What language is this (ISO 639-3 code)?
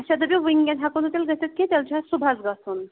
kas